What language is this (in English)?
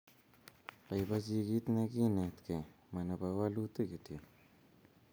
Kalenjin